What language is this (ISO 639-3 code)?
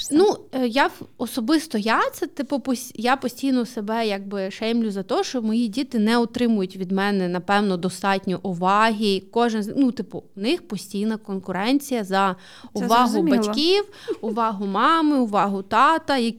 ukr